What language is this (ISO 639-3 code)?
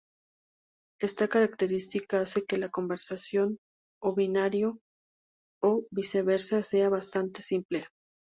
spa